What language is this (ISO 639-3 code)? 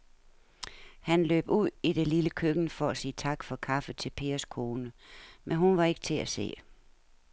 dan